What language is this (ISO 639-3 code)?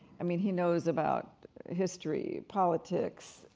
eng